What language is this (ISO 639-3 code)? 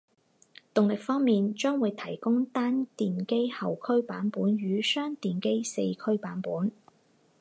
zho